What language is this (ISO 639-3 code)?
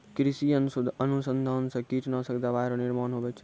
mai